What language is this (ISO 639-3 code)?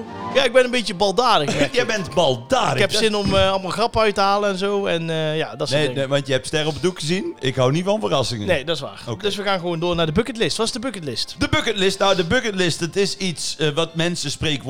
nld